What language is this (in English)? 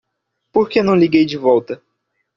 Portuguese